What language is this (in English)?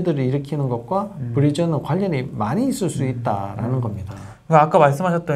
Korean